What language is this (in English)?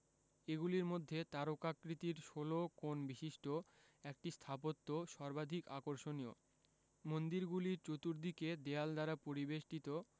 Bangla